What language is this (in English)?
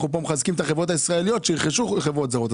Hebrew